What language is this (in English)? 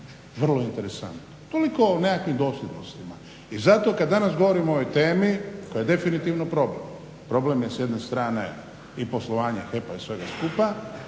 Croatian